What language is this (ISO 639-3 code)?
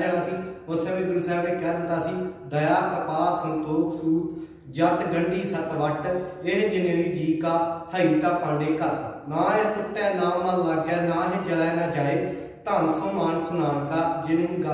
hin